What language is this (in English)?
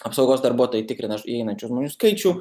Lithuanian